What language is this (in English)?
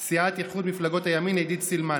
Hebrew